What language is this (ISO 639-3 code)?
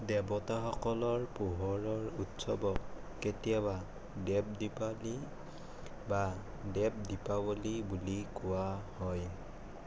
asm